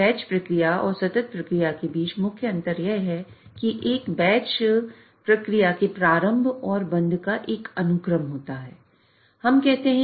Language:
Hindi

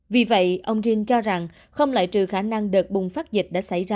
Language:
Vietnamese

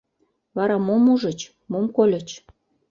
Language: Mari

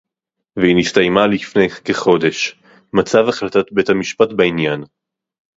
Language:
Hebrew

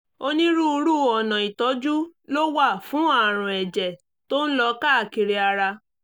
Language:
Yoruba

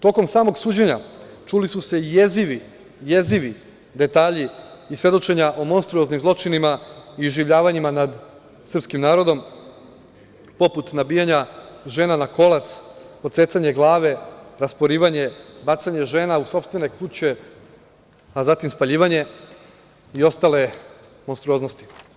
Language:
Serbian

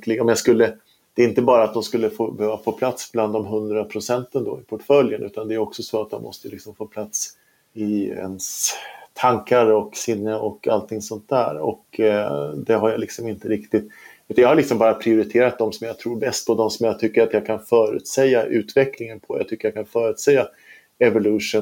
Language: Swedish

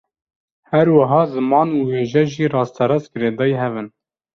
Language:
Kurdish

